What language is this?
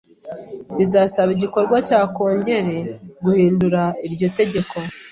Kinyarwanda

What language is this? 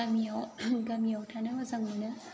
Bodo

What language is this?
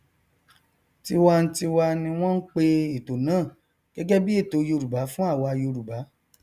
Yoruba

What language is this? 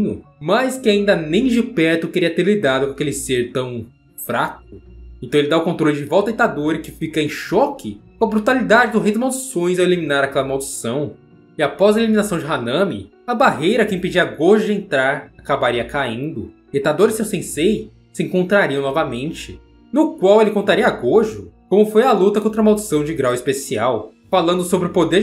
Portuguese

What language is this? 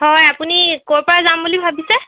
Assamese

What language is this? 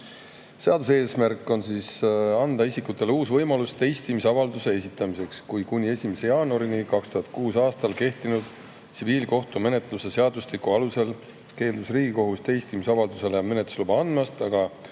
Estonian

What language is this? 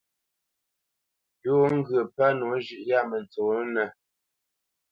Bamenyam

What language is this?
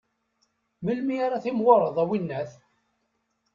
Kabyle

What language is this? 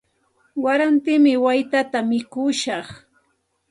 Santa Ana de Tusi Pasco Quechua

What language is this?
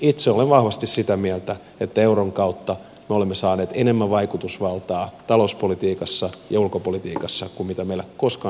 Finnish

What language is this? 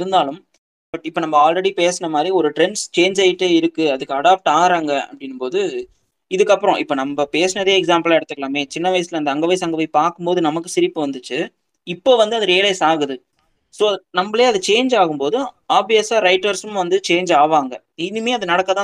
Tamil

